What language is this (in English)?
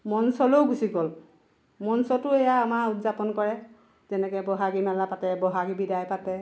Assamese